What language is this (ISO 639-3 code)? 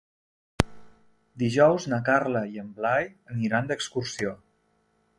cat